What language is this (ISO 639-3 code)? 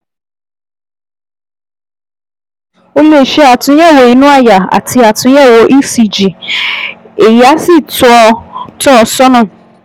yor